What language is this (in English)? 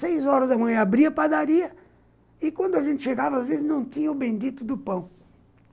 Portuguese